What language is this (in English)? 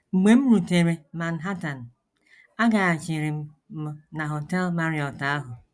Igbo